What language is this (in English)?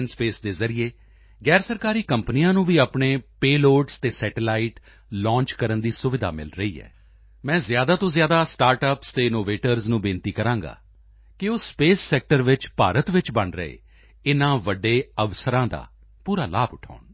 Punjabi